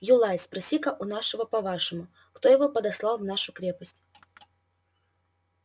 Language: Russian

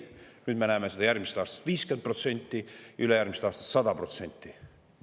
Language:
Estonian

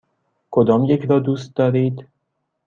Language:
Persian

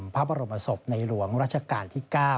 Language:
Thai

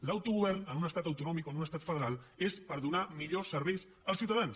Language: Catalan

